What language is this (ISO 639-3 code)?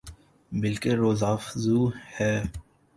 urd